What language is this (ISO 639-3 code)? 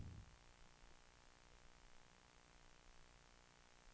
swe